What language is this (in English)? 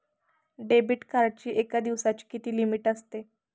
Marathi